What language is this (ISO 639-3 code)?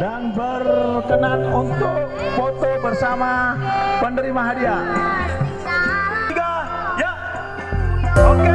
ind